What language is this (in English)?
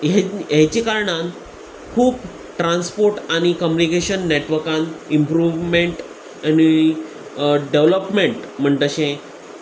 Konkani